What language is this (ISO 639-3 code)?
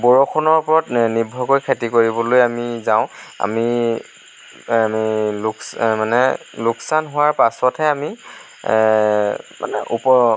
asm